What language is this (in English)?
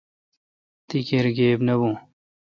Kalkoti